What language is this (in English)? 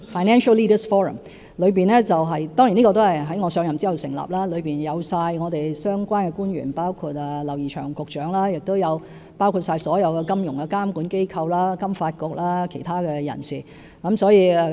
Cantonese